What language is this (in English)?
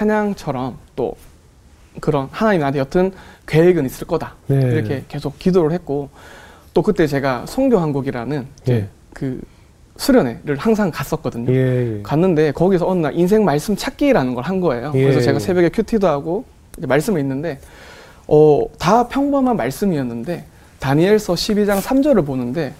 Korean